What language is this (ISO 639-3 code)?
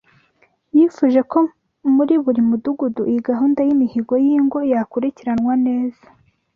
kin